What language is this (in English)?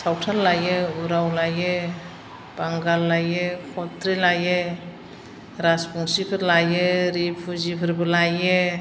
Bodo